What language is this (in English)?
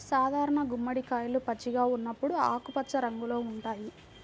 Telugu